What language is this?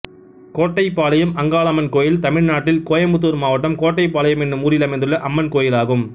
Tamil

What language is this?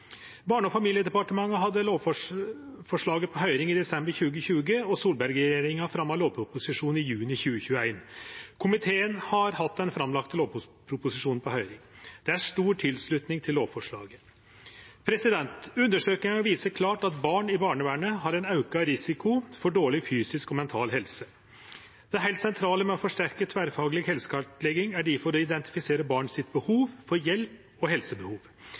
Norwegian Nynorsk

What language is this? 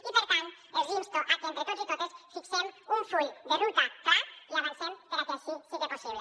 Catalan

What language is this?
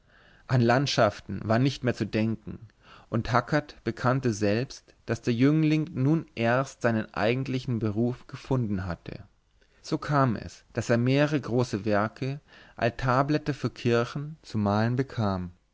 German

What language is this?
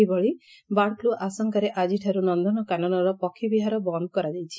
Odia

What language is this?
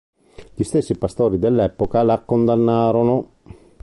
Italian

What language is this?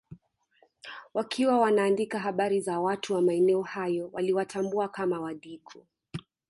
Swahili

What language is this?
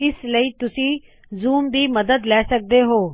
Punjabi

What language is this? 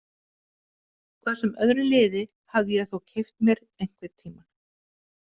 Icelandic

